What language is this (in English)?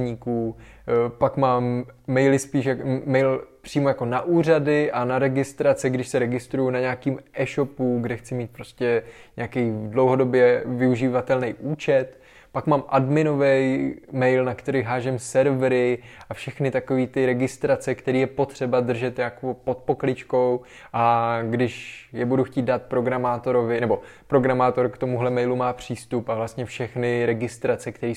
Czech